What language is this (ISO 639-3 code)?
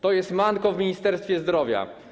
pol